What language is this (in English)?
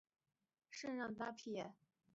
Chinese